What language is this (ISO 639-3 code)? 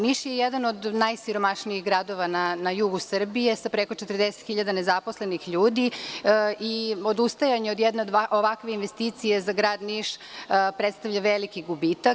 srp